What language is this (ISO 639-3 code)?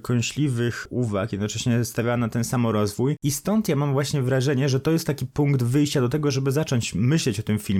pol